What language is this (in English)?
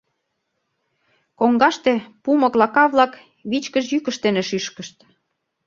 Mari